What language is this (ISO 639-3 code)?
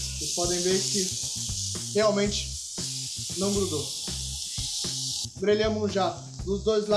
por